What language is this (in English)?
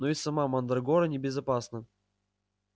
Russian